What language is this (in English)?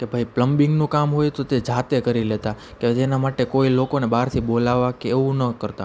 Gujarati